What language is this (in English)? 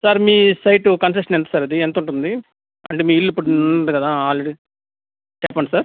Telugu